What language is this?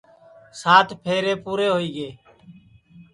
Sansi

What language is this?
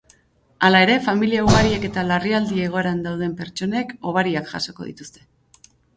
Basque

